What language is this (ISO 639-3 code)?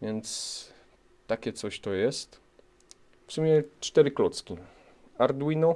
pol